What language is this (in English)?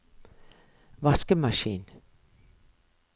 Norwegian